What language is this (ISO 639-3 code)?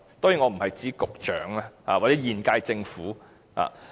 yue